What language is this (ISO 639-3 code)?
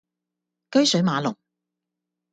yue